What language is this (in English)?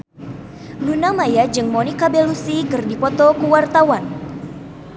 Sundanese